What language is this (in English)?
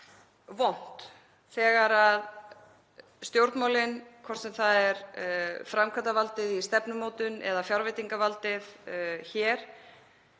Icelandic